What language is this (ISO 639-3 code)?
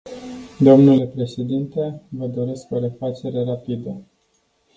ron